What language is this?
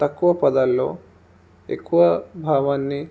Telugu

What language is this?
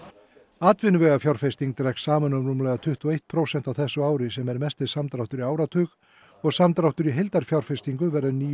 Icelandic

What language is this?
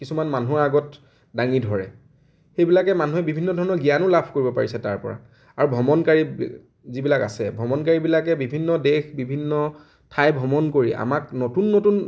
Assamese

